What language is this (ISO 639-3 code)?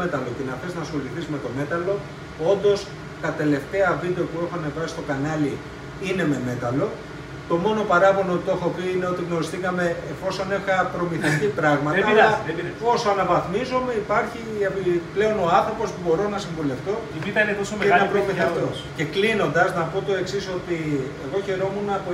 ell